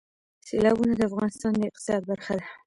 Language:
Pashto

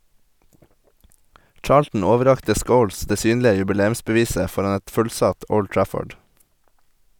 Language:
Norwegian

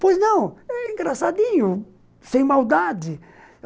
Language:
Portuguese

